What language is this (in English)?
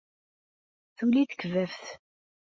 Kabyle